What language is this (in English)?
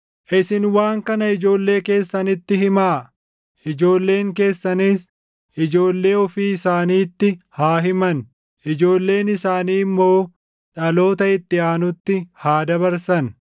Oromo